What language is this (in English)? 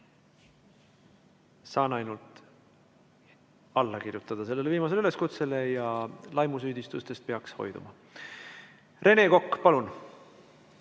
Estonian